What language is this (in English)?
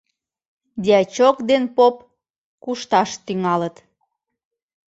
Mari